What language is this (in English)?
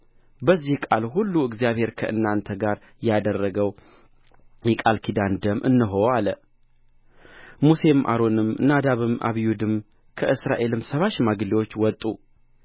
Amharic